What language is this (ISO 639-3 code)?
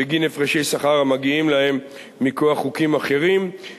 heb